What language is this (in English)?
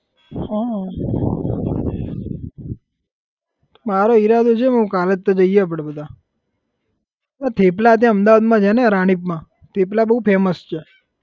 Gujarati